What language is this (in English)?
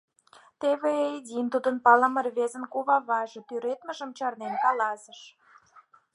Mari